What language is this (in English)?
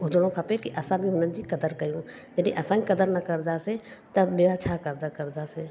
Sindhi